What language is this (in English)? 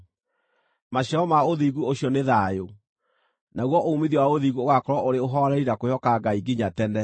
Kikuyu